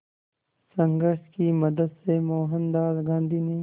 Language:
Hindi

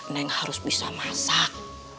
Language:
Indonesian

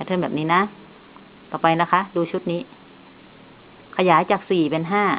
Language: Thai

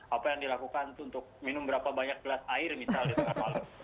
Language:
Indonesian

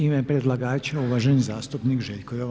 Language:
Croatian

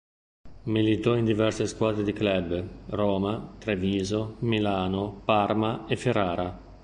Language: Italian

